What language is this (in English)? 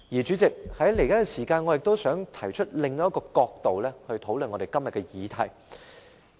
Cantonese